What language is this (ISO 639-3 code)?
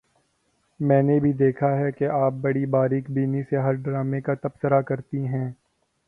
urd